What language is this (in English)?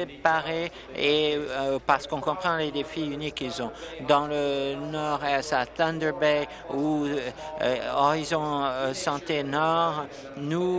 French